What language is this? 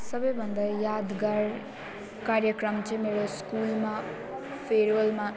Nepali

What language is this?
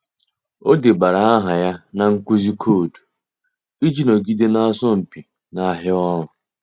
Igbo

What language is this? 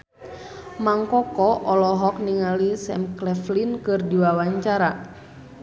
Sundanese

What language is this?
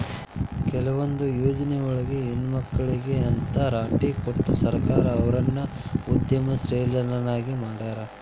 Kannada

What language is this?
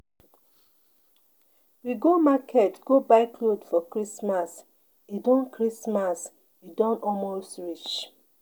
Nigerian Pidgin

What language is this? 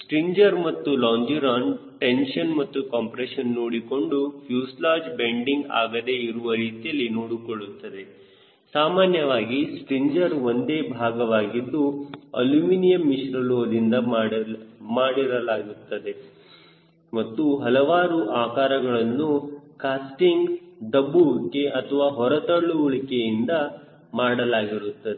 Kannada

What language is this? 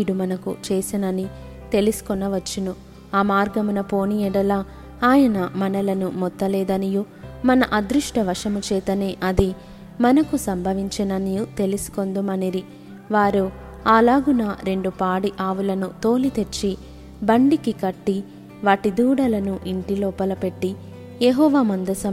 Telugu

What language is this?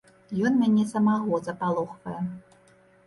Belarusian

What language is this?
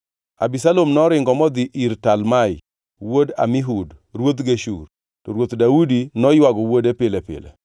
Luo (Kenya and Tanzania)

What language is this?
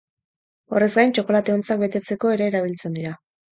Basque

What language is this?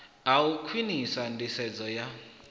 Venda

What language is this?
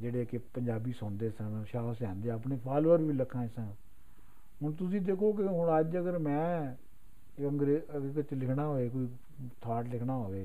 Punjabi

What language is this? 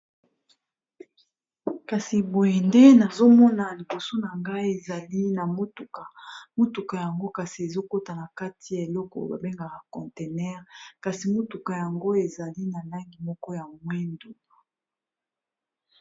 Lingala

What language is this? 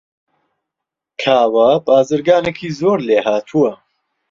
Central Kurdish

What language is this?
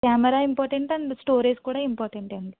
Telugu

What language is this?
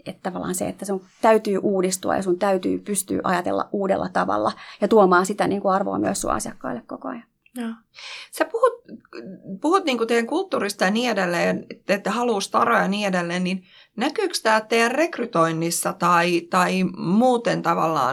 Finnish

